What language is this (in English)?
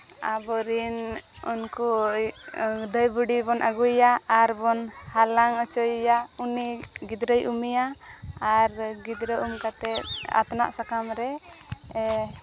Santali